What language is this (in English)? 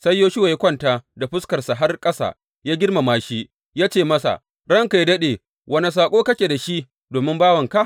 Hausa